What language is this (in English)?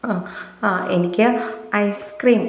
Malayalam